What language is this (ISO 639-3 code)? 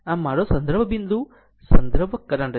guj